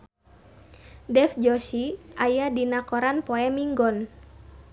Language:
Sundanese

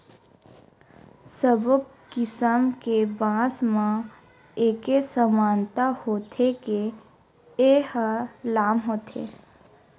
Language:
Chhattisgarhi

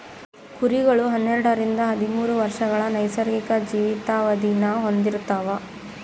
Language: Kannada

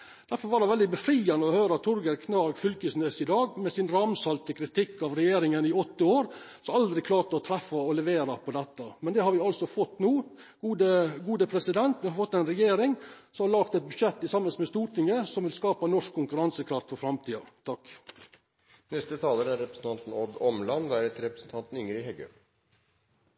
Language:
Norwegian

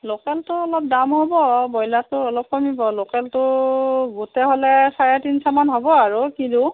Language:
Assamese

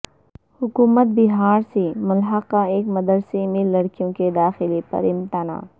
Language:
Urdu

